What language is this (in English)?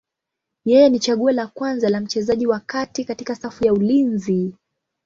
Swahili